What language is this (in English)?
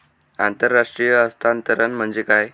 Marathi